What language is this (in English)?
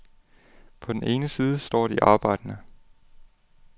Danish